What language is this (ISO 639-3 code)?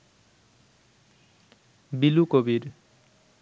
ben